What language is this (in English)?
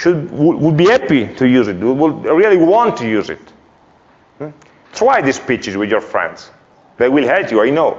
English